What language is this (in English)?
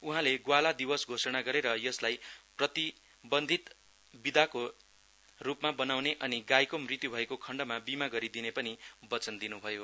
Nepali